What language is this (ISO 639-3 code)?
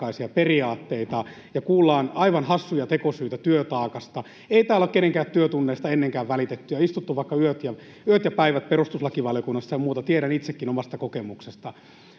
fin